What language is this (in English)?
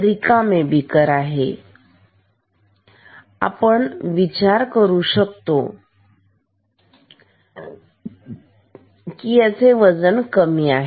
Marathi